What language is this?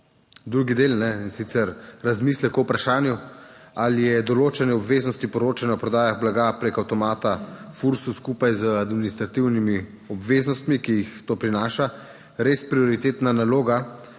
Slovenian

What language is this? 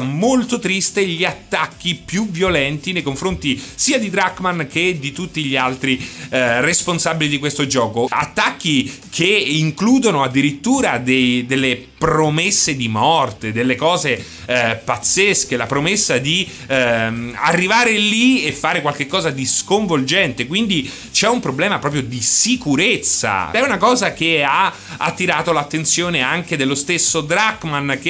Italian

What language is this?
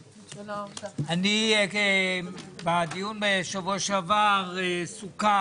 Hebrew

